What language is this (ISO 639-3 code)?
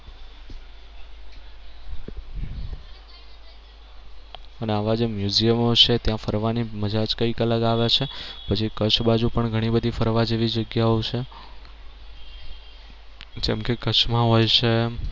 guj